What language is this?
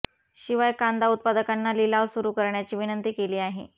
Marathi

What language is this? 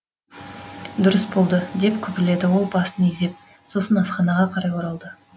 Kazakh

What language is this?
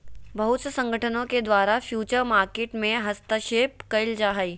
Magahi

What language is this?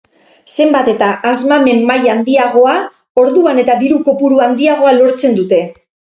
Basque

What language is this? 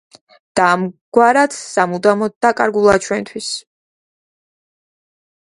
Georgian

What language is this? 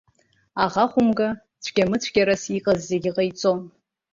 Abkhazian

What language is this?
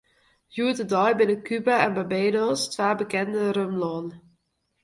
Western Frisian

